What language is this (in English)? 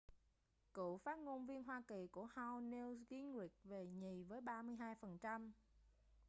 Vietnamese